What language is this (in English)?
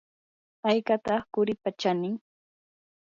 Yanahuanca Pasco Quechua